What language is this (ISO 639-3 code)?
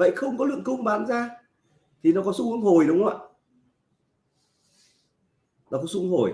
vie